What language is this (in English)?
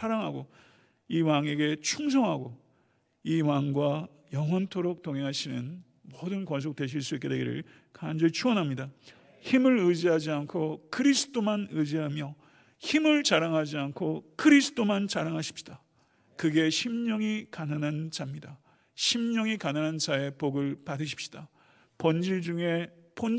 Korean